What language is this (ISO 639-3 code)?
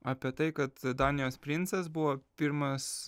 lit